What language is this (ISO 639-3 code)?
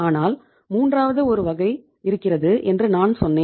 tam